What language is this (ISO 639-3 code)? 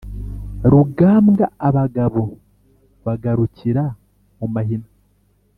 kin